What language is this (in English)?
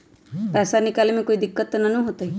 Magahi